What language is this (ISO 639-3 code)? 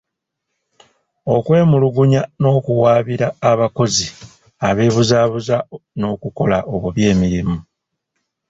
lug